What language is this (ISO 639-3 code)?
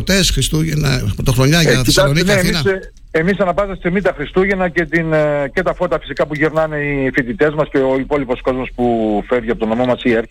ell